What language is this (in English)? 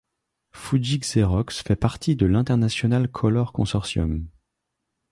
French